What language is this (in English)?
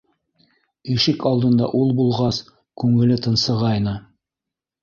Bashkir